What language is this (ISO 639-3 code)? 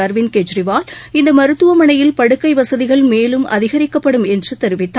tam